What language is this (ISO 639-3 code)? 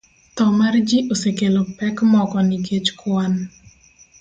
luo